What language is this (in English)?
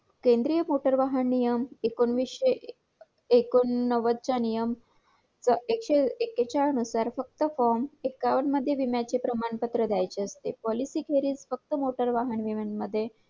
Marathi